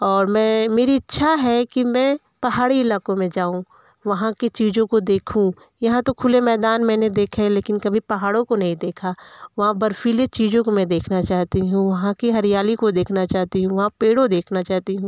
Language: Hindi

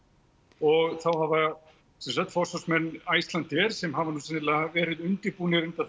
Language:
Icelandic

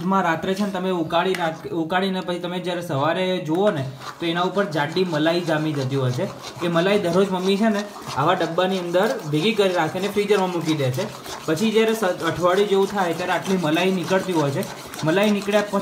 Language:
Hindi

